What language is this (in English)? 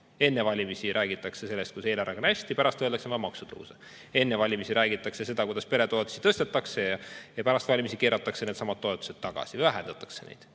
Estonian